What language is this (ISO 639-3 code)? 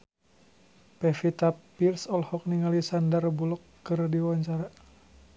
sun